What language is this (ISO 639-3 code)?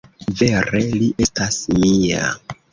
epo